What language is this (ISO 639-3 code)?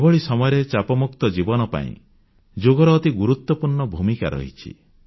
ori